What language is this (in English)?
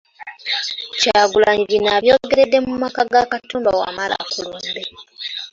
Ganda